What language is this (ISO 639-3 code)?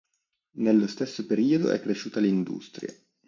ita